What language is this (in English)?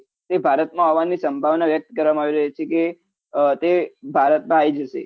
Gujarati